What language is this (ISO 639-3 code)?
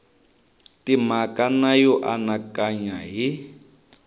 tso